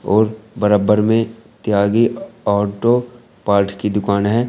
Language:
Hindi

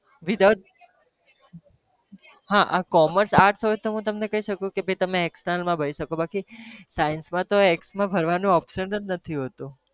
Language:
Gujarati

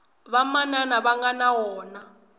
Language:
Tsonga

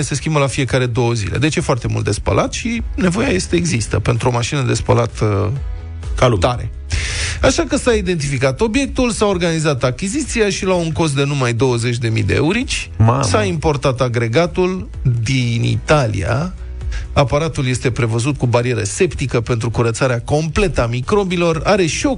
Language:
Romanian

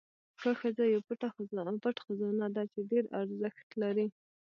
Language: Pashto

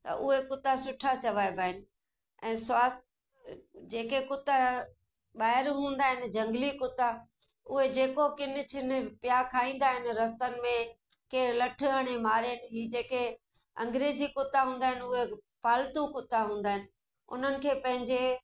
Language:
Sindhi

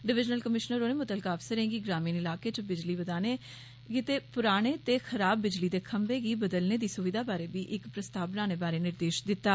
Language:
Dogri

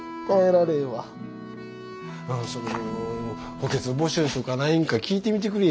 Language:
Japanese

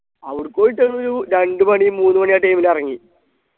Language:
Malayalam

